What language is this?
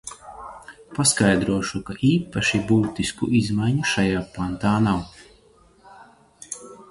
Latvian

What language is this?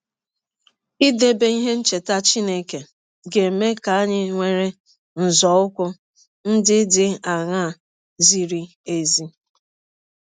Igbo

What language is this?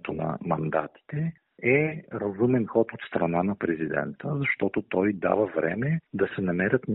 Bulgarian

